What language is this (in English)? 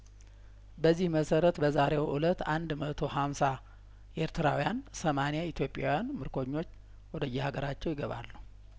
Amharic